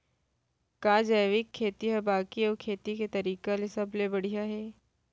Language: Chhattisgarhi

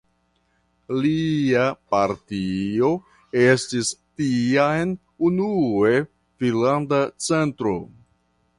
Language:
Esperanto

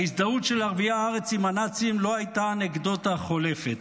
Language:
Hebrew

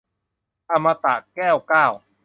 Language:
Thai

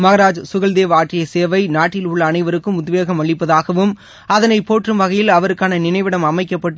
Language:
Tamil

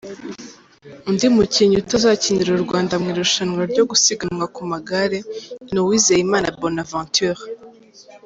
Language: Kinyarwanda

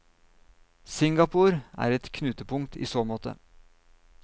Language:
Norwegian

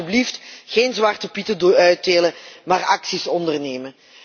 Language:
Dutch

